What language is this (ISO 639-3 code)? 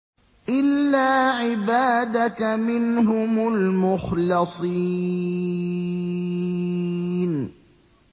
ara